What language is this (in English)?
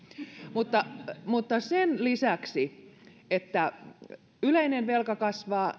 Finnish